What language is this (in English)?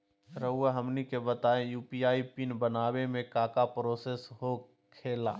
Magahi